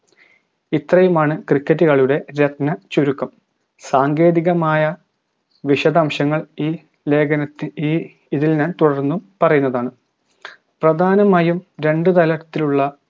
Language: Malayalam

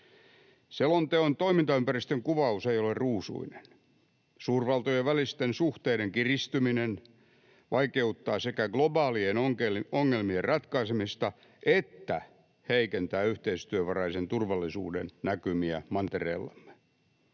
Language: Finnish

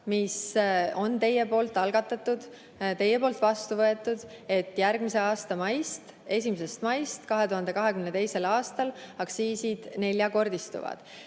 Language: Estonian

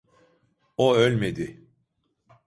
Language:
Turkish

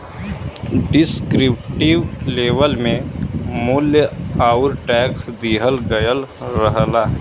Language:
Bhojpuri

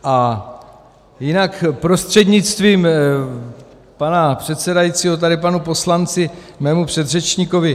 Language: Czech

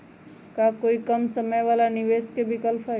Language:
Magahi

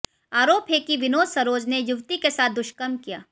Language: Hindi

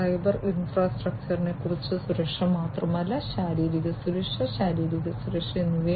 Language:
Malayalam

